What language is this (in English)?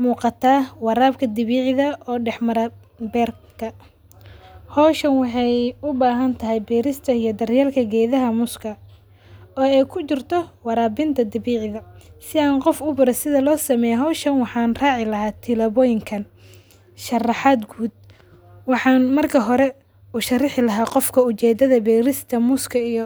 Somali